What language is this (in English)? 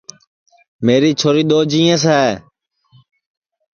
Sansi